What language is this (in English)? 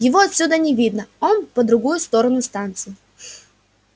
Russian